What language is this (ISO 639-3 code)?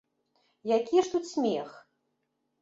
bel